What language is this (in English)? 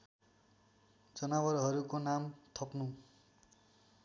Nepali